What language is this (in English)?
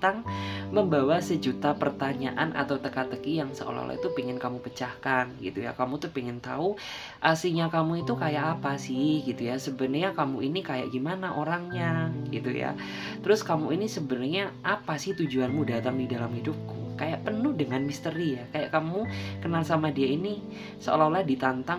Indonesian